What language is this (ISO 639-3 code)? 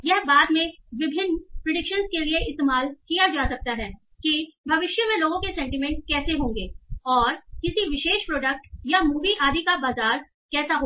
hin